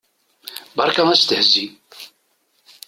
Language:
Kabyle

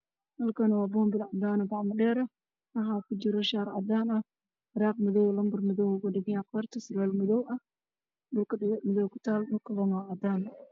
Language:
Somali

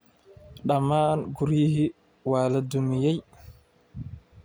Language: Somali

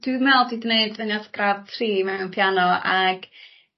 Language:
Welsh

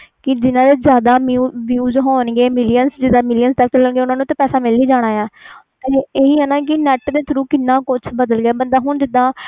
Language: Punjabi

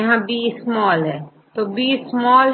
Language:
Hindi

